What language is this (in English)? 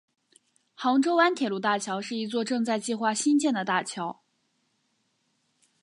Chinese